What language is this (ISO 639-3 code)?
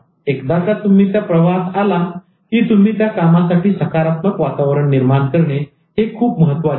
mar